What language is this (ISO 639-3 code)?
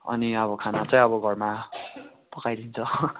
nep